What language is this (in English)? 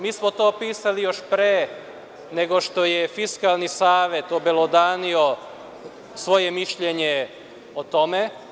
Serbian